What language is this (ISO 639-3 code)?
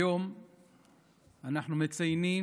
heb